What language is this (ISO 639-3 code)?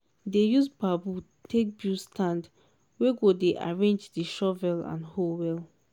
pcm